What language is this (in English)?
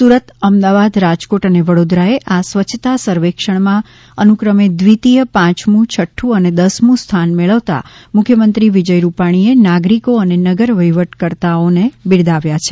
Gujarati